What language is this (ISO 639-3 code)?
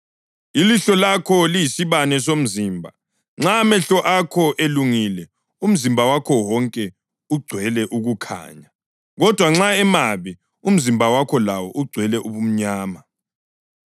nde